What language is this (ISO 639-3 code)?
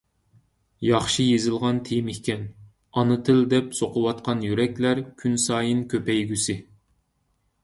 uig